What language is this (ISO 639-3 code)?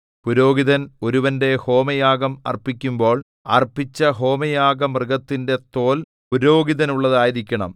mal